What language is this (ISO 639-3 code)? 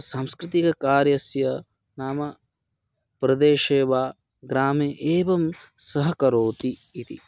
san